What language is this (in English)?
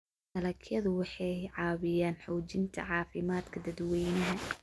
Somali